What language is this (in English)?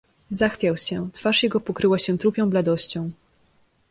Polish